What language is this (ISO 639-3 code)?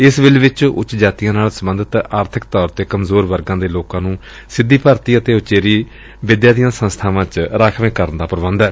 pan